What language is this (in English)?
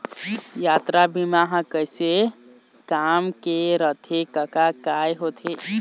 Chhattisgarhi